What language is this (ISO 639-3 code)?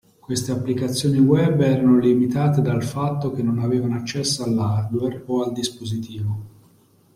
ita